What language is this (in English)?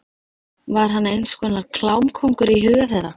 Icelandic